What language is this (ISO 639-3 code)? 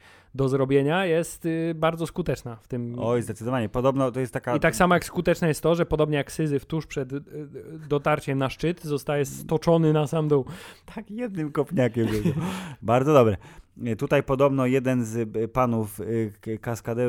pol